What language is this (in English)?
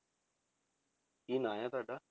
Punjabi